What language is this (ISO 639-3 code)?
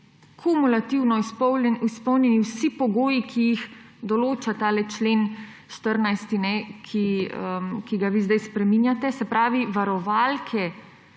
slv